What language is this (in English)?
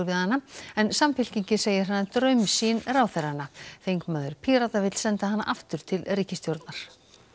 Icelandic